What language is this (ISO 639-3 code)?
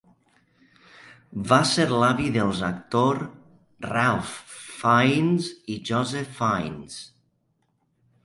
cat